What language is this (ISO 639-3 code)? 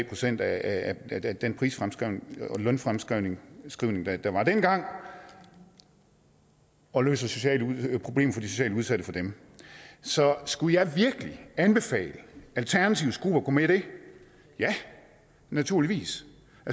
dan